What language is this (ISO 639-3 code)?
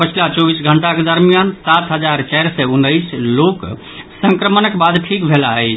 mai